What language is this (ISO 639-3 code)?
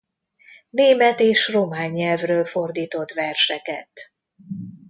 hun